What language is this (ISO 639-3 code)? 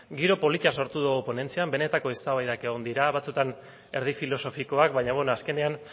eus